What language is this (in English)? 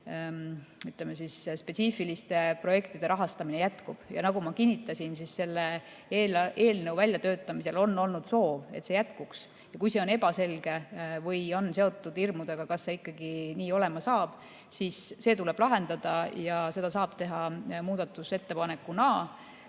Estonian